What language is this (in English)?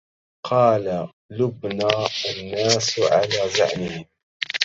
Arabic